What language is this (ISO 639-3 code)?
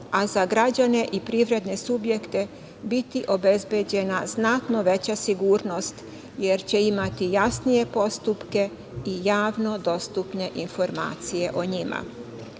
srp